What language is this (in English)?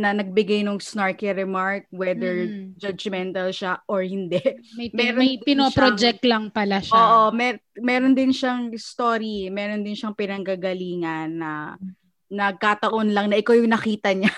Filipino